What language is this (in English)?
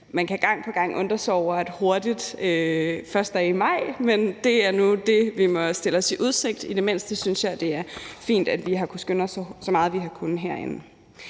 Danish